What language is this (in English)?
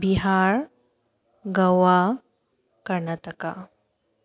Manipuri